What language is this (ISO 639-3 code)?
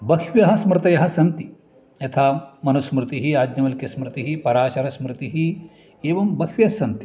san